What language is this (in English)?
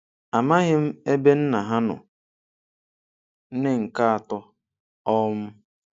Igbo